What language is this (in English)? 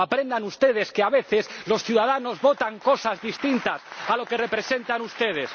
Spanish